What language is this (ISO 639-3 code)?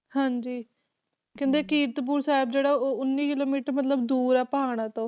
pan